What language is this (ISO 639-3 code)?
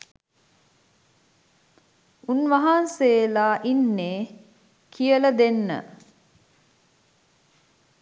sin